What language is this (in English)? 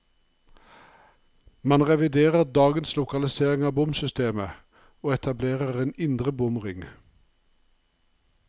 Norwegian